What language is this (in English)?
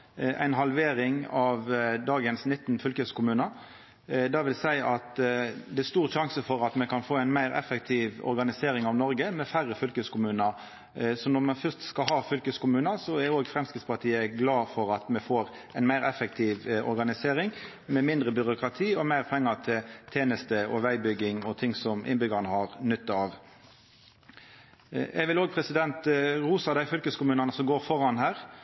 Norwegian Nynorsk